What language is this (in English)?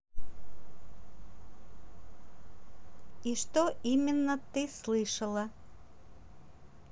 Russian